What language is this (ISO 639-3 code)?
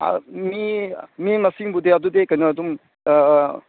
mni